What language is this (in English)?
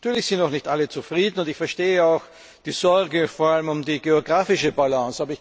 German